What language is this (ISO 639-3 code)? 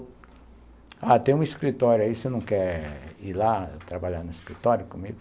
por